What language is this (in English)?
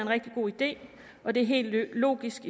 Danish